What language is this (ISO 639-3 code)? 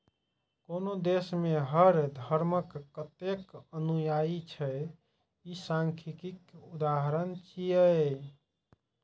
mai